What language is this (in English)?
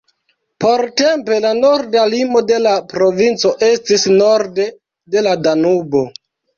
Esperanto